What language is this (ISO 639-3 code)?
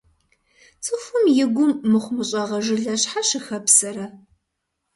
kbd